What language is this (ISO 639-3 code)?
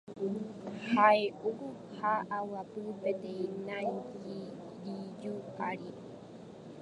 grn